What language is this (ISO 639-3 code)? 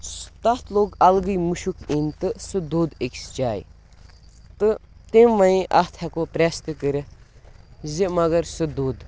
kas